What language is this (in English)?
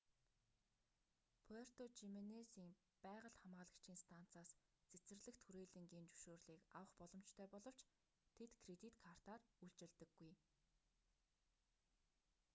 Mongolian